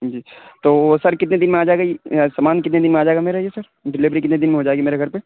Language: Urdu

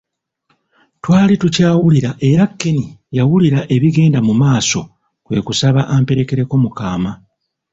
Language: Ganda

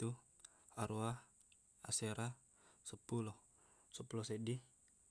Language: Buginese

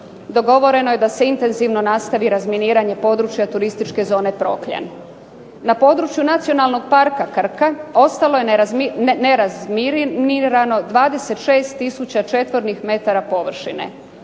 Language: Croatian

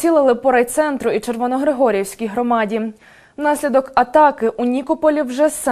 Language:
Ukrainian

